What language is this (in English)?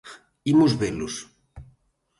Galician